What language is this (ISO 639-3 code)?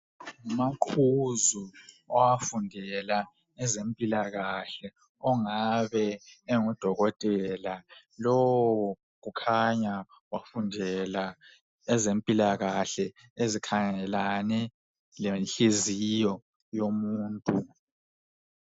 nde